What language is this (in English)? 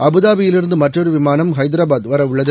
Tamil